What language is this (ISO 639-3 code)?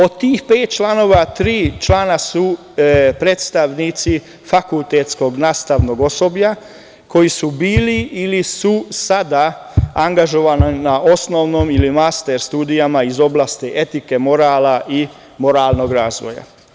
srp